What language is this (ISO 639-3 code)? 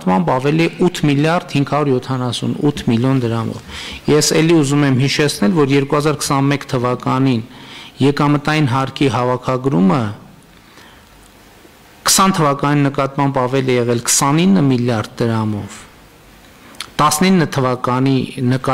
ron